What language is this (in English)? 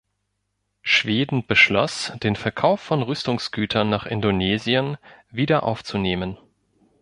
German